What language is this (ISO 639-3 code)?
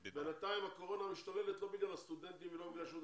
heb